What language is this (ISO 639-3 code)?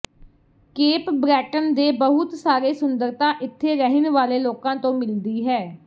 pan